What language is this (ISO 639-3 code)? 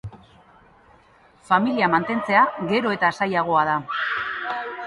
eus